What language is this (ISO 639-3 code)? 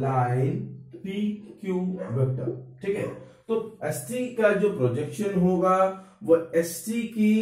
hin